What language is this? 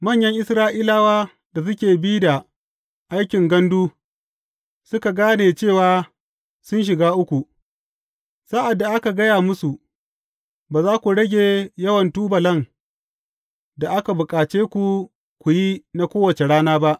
Hausa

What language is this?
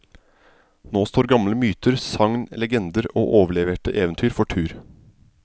Norwegian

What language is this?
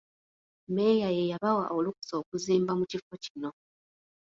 Ganda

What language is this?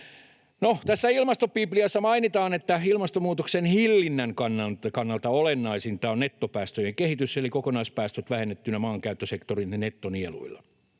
Finnish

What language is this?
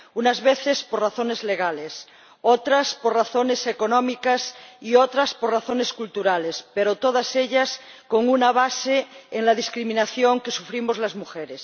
Spanish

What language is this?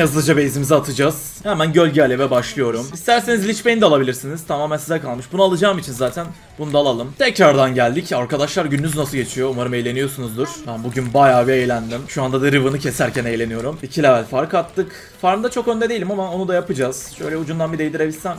Turkish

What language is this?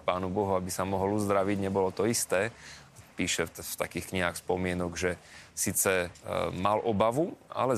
Slovak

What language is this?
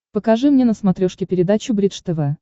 Russian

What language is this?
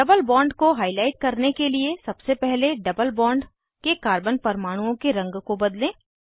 Hindi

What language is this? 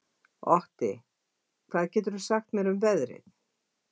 Icelandic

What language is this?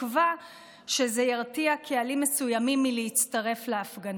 Hebrew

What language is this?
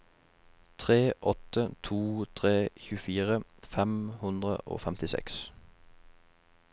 Norwegian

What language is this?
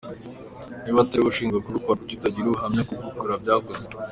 Kinyarwanda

